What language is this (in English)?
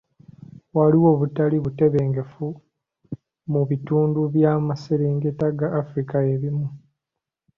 Ganda